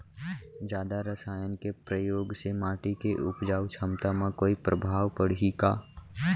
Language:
Chhattisgarhi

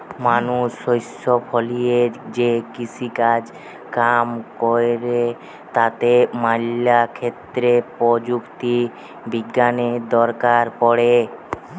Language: Bangla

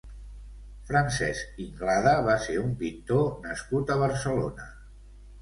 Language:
Catalan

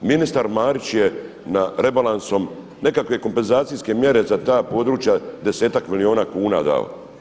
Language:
Croatian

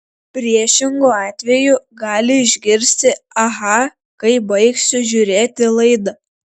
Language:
Lithuanian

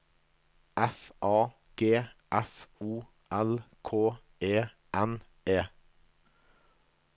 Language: Norwegian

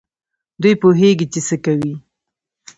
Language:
Pashto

